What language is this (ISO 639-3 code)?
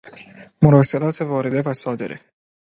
fas